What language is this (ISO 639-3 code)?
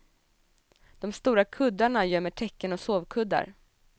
swe